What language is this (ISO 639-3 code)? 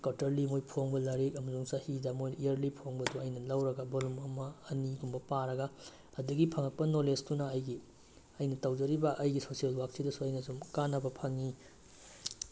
mni